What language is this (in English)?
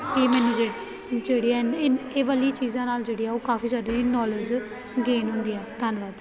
Punjabi